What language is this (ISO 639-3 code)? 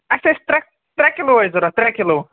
kas